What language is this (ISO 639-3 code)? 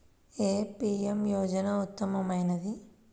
tel